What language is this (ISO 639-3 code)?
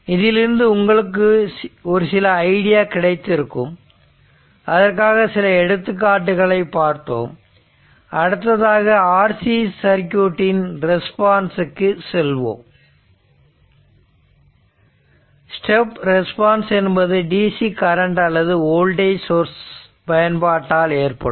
tam